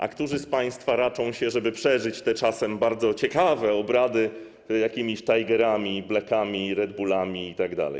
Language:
Polish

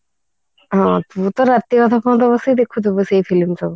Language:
Odia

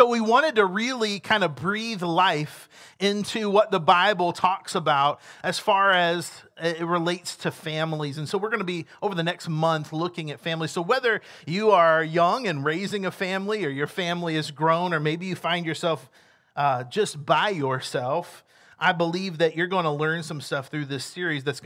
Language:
English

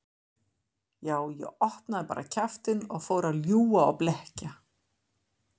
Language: Icelandic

